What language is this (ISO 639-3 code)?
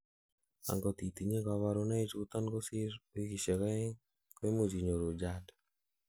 kln